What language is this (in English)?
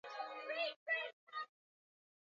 Swahili